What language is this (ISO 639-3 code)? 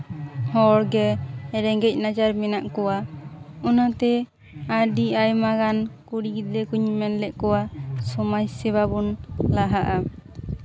sat